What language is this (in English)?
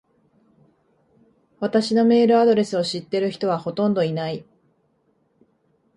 Japanese